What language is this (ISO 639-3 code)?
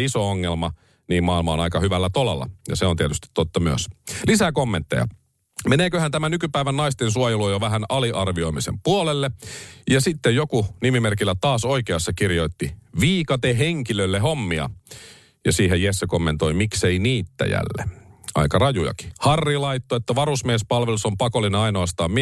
fin